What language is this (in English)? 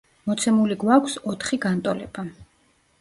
Georgian